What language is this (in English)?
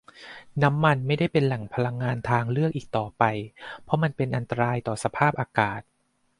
Thai